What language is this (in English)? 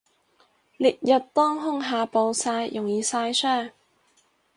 Cantonese